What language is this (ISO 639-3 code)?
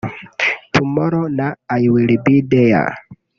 kin